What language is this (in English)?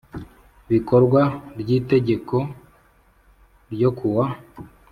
Kinyarwanda